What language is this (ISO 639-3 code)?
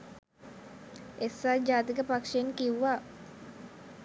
sin